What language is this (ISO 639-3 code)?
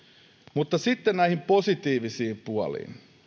fin